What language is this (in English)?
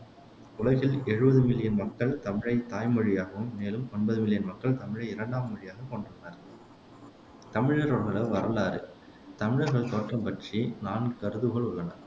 Tamil